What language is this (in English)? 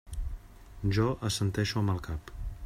Catalan